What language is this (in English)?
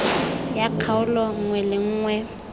Tswana